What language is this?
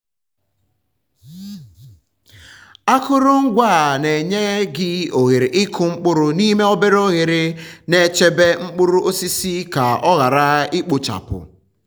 Igbo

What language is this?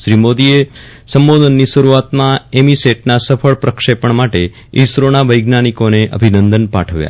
Gujarati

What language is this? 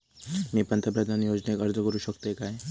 Marathi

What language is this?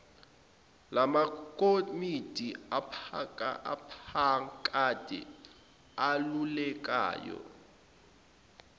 Zulu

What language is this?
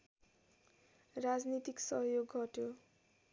Nepali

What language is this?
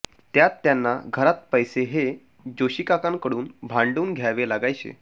Marathi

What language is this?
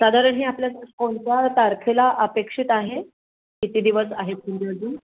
Marathi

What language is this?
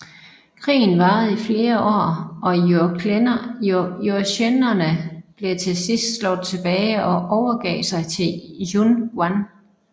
Danish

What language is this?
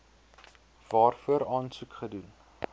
Afrikaans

